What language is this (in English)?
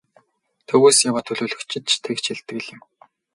Mongolian